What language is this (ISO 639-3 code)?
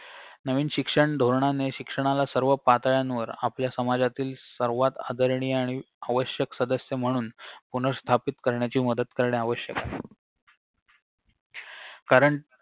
mar